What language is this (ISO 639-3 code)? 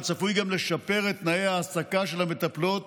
heb